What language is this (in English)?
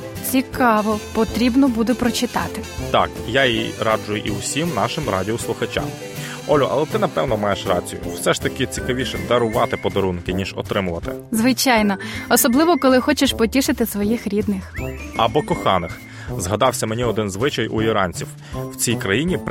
Ukrainian